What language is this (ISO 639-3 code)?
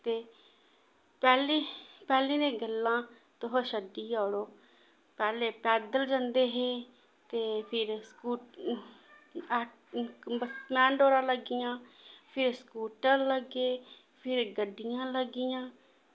doi